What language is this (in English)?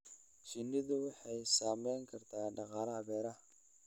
Somali